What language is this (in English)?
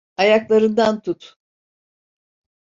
Turkish